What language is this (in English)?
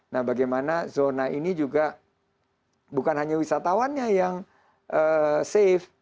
Indonesian